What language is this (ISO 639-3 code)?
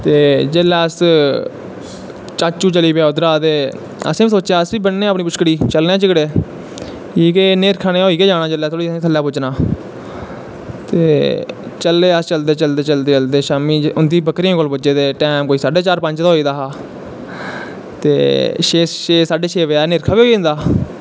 doi